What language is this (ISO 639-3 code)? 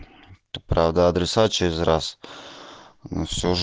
rus